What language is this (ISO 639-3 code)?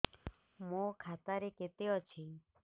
ori